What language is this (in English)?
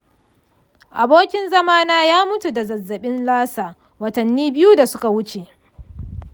Hausa